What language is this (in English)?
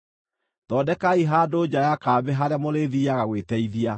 Kikuyu